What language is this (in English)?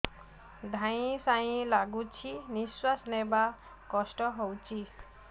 Odia